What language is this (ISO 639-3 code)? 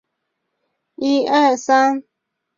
zho